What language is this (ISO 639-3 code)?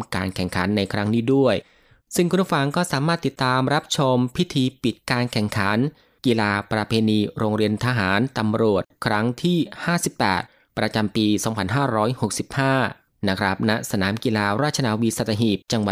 tha